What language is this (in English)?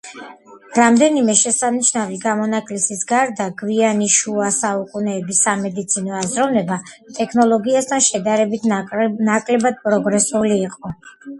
Georgian